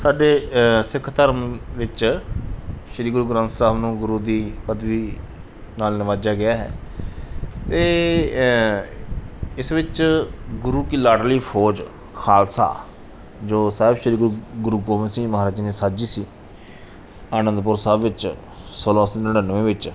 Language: Punjabi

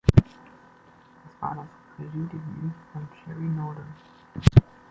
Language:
German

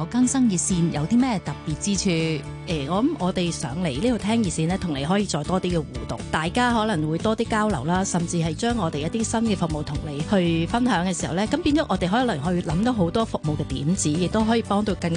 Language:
Chinese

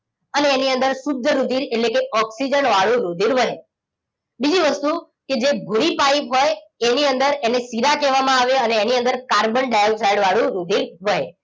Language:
Gujarati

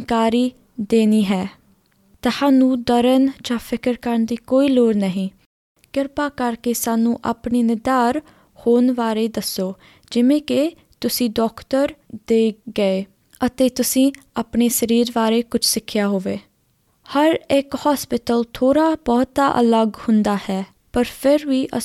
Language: Punjabi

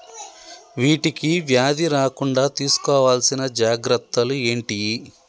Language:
Telugu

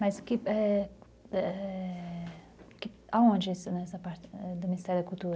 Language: Portuguese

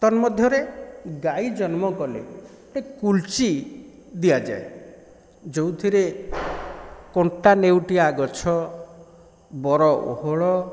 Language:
Odia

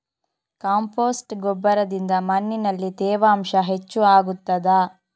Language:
Kannada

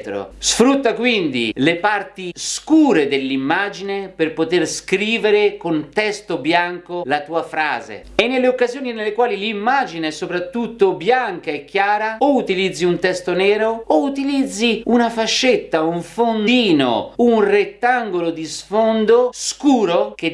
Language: Italian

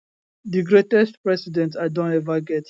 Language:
Nigerian Pidgin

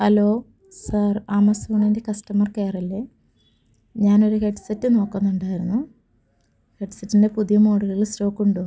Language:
Malayalam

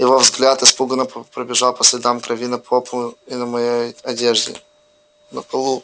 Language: Russian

